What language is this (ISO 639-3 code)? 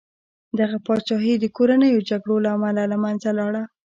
pus